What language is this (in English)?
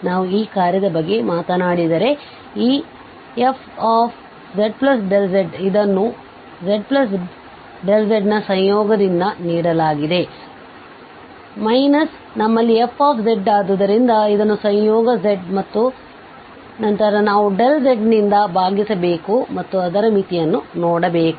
Kannada